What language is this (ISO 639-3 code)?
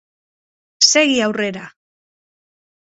eus